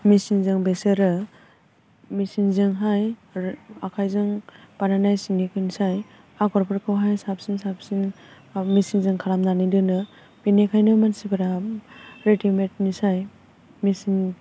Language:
Bodo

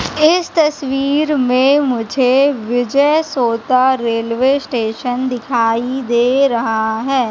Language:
Hindi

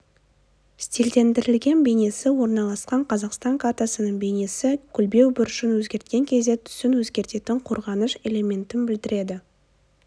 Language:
Kazakh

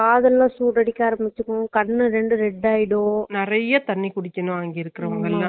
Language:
Tamil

